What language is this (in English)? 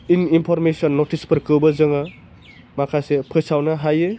Bodo